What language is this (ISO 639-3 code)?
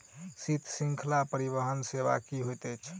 mai